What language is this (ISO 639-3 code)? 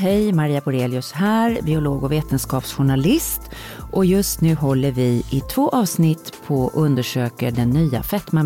swe